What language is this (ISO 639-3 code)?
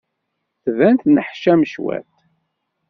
kab